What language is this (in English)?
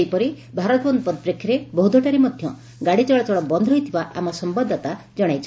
Odia